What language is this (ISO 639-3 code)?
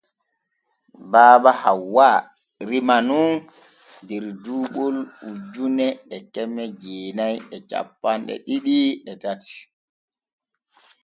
fue